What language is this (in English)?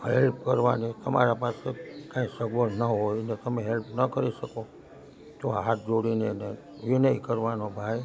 Gujarati